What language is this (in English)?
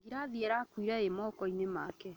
Kikuyu